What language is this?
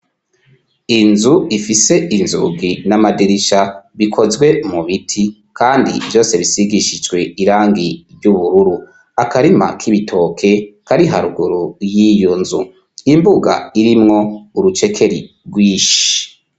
Rundi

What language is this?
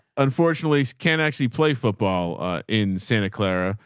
English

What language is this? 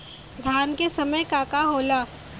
Bhojpuri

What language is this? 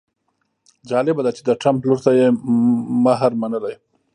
Pashto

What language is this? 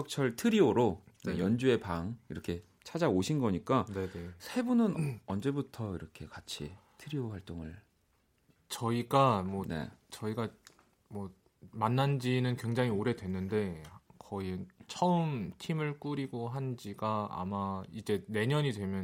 Korean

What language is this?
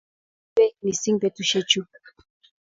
Kalenjin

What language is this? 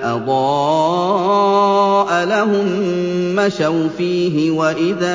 Arabic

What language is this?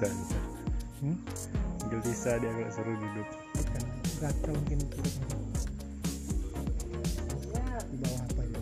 Indonesian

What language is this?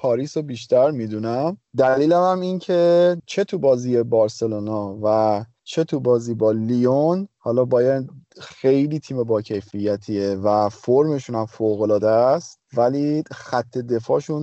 Persian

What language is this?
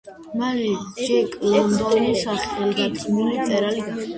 Georgian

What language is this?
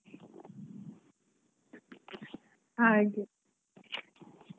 Kannada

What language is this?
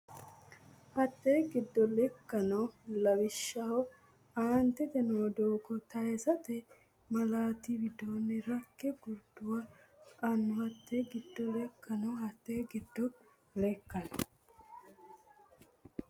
Sidamo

